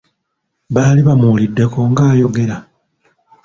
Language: Ganda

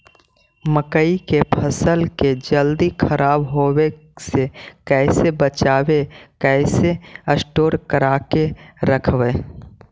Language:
Magahi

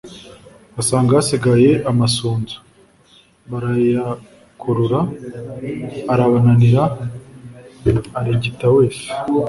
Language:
Kinyarwanda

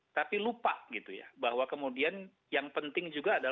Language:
Indonesian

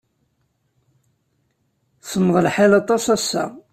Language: Kabyle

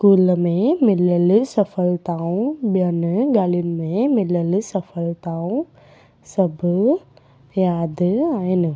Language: Sindhi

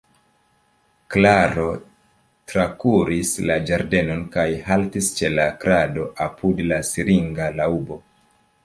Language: Esperanto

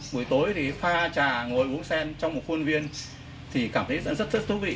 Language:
Vietnamese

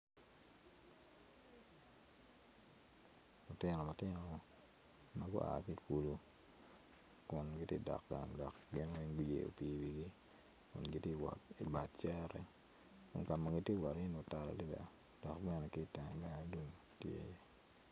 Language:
Acoli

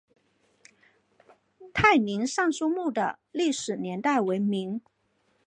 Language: Chinese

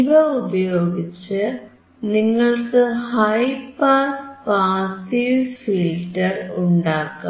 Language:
Malayalam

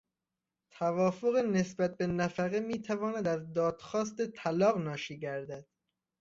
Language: Persian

